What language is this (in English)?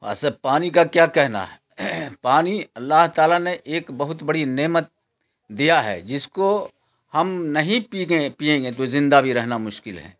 Urdu